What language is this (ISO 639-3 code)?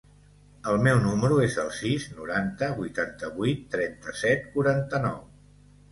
cat